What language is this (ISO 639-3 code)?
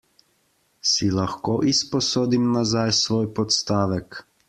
slv